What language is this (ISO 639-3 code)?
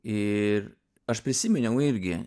lit